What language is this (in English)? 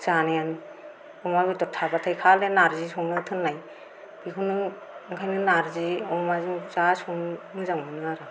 Bodo